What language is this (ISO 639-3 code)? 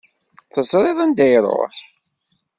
kab